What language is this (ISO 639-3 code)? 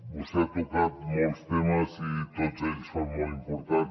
cat